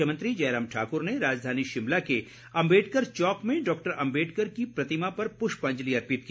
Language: Hindi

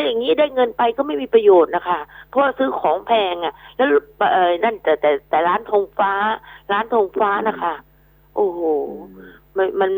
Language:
Thai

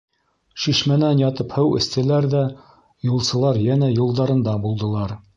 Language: Bashkir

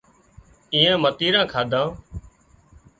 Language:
Wadiyara Koli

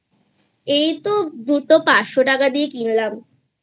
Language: Bangla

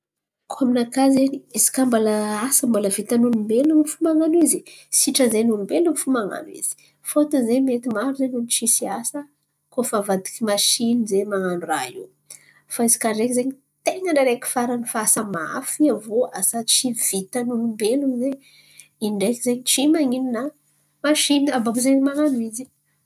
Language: Antankarana Malagasy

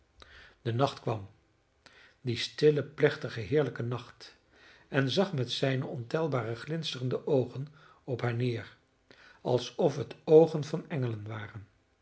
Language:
Dutch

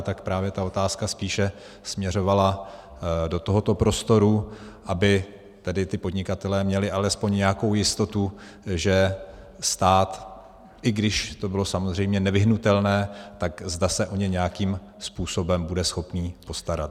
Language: Czech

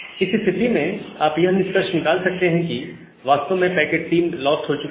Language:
Hindi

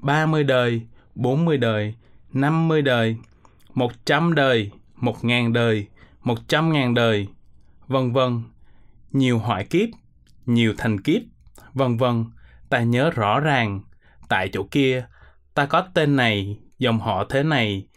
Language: Vietnamese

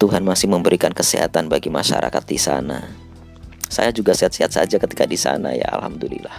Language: Indonesian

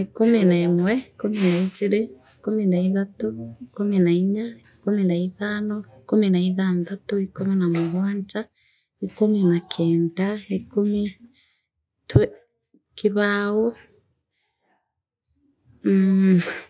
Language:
Meru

